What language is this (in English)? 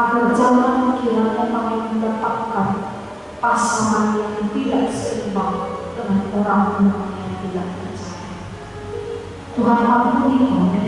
Indonesian